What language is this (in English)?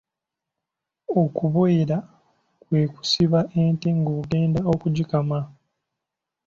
Ganda